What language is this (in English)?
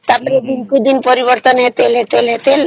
Odia